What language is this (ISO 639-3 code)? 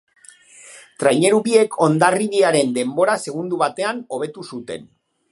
eus